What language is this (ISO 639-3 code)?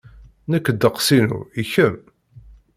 kab